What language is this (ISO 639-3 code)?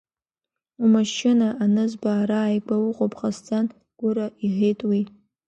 abk